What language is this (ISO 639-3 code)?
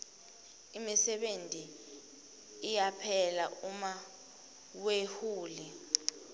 ssw